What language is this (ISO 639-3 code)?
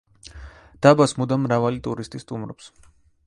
kat